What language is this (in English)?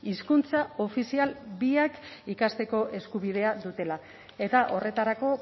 Basque